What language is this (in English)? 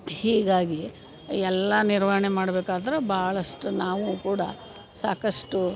Kannada